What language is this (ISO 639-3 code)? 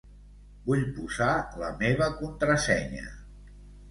cat